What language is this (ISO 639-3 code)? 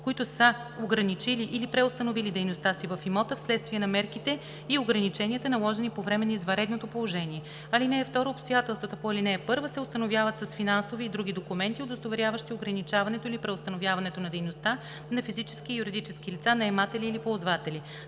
bul